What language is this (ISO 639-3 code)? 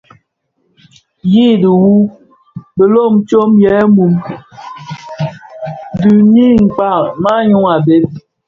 ksf